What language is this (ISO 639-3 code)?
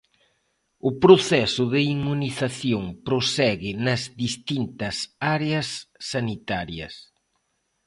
glg